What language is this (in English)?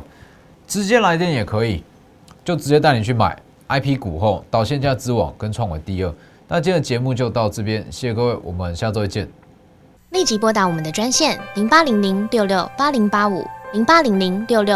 Chinese